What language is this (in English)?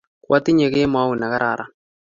Kalenjin